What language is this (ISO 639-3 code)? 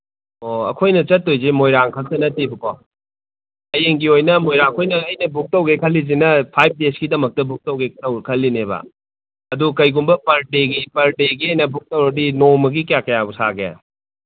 mni